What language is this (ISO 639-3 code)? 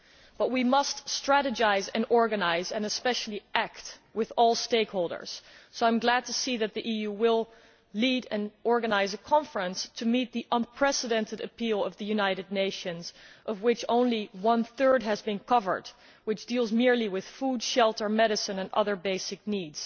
eng